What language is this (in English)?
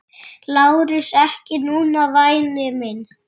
Icelandic